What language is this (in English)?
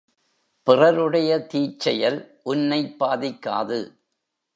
Tamil